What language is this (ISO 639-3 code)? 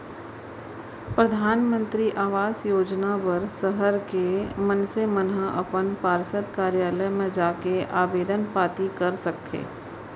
hne